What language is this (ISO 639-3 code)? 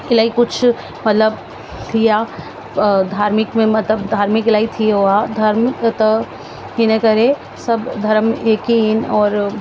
snd